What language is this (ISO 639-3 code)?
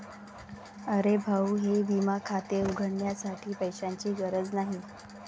mar